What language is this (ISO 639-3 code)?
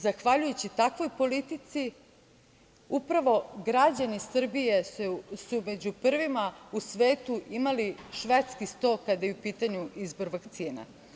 srp